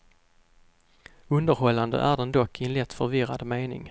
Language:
Swedish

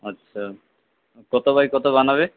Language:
Bangla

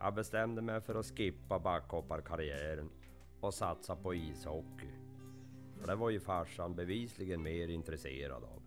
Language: Swedish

